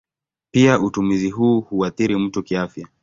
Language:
Swahili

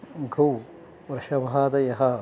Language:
Sanskrit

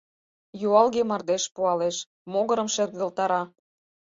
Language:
Mari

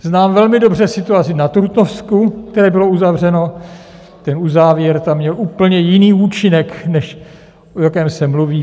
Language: Czech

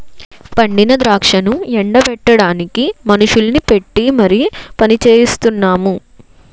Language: Telugu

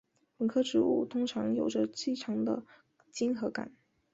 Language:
Chinese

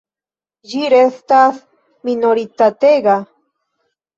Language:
Esperanto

